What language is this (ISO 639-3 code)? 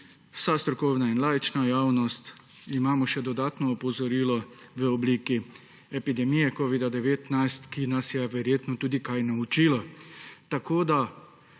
slv